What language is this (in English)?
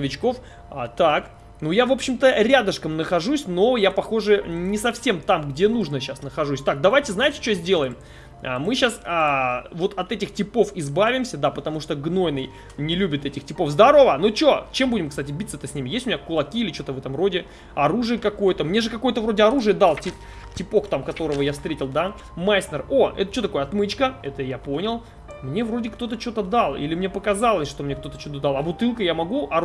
Russian